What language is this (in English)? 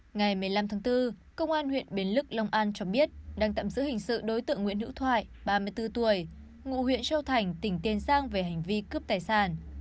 Vietnamese